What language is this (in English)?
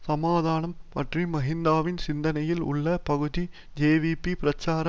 Tamil